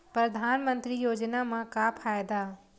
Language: Chhattisgarhi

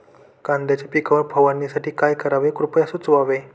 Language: Marathi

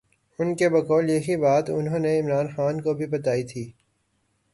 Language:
Urdu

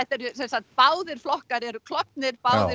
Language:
Icelandic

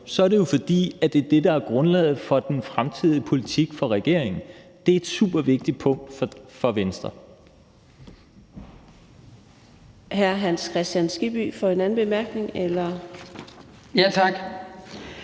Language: Danish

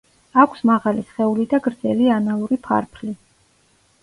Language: Georgian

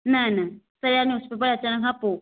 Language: Sindhi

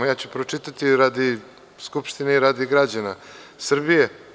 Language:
Serbian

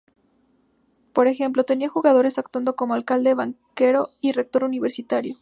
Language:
Spanish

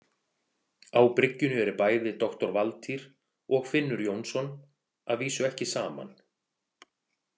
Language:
Icelandic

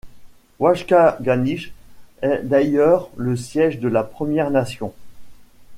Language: French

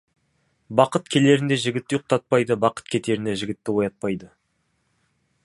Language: Kazakh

